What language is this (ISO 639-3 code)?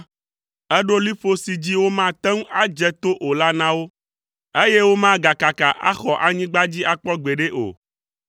ewe